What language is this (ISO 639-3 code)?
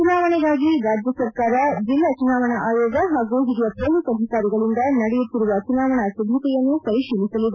kan